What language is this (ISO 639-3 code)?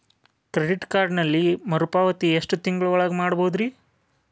kan